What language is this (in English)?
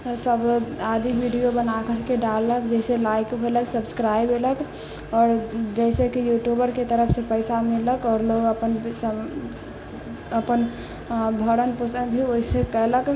Maithili